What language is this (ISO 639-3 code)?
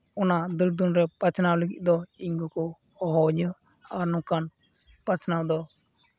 sat